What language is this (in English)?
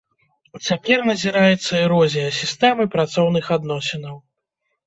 Belarusian